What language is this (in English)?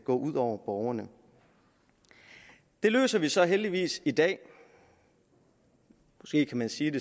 Danish